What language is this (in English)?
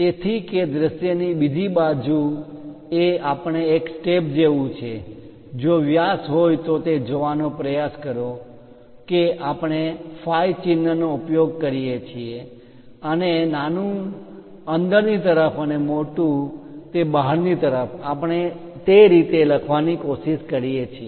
Gujarati